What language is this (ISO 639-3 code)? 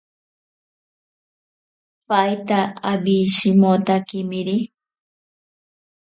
prq